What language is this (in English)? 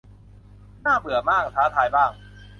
Thai